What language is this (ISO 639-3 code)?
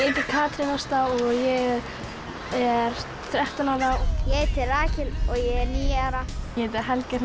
isl